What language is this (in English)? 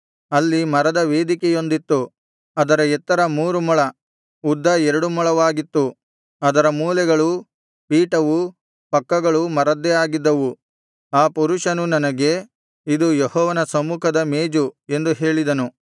Kannada